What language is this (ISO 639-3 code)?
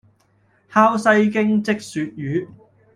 yue